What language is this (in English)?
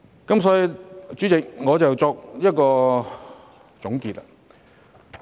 Cantonese